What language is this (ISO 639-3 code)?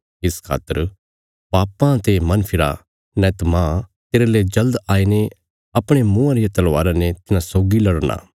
kfs